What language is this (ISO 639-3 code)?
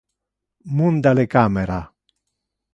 ina